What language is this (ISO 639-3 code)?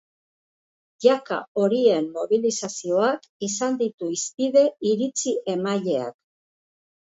eus